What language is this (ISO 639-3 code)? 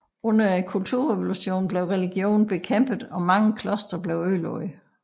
dan